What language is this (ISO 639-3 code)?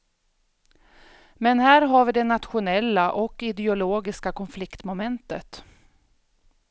swe